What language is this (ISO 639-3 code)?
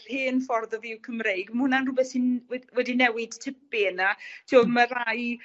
cym